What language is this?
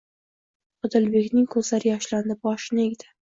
Uzbek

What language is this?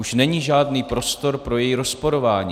Czech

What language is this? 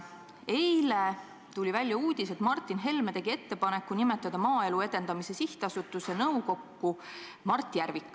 Estonian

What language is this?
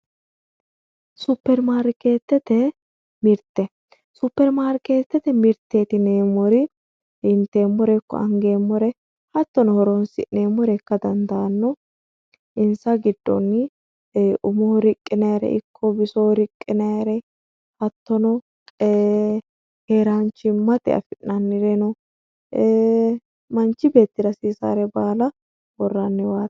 Sidamo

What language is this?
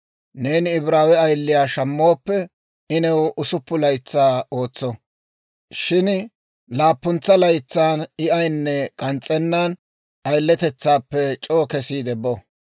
Dawro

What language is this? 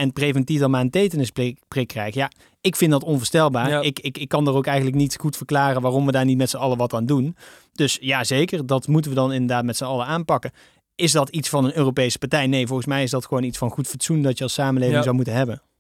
Dutch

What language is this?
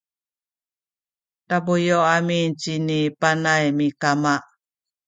Sakizaya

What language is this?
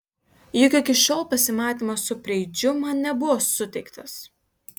Lithuanian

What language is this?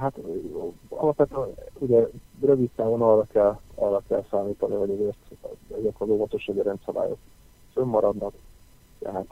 Hungarian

